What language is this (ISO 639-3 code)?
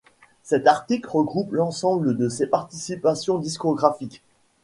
fra